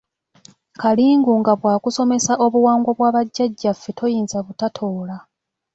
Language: Ganda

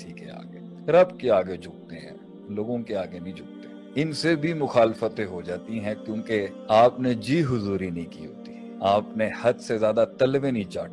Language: Urdu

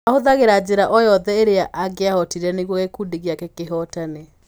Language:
Kikuyu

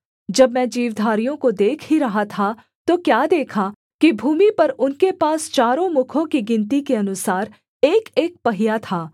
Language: Hindi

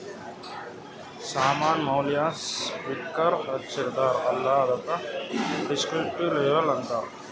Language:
Kannada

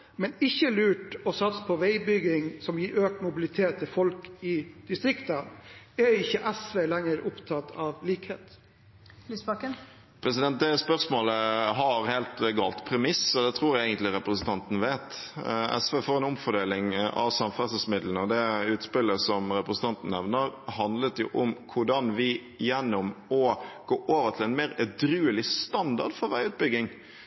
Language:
Norwegian Bokmål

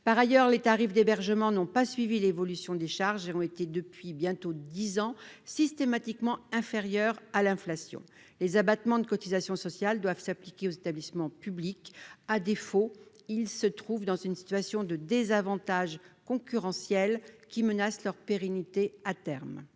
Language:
French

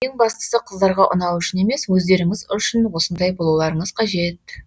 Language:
Kazakh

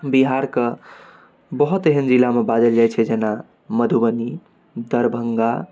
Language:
Maithili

